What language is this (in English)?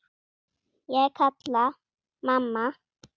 Icelandic